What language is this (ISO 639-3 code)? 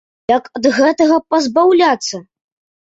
bel